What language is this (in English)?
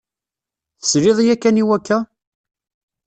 Kabyle